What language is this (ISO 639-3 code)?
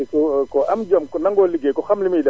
wol